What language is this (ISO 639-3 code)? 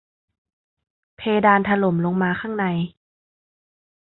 tha